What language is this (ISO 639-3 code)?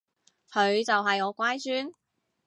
yue